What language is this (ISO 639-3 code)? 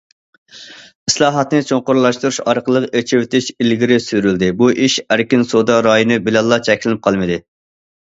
uig